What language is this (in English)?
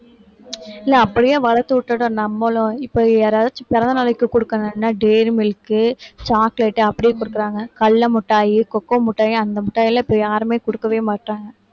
Tamil